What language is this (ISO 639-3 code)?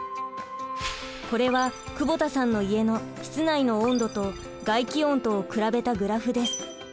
jpn